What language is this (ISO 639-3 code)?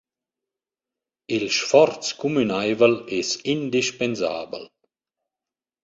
roh